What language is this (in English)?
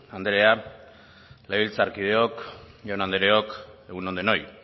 Basque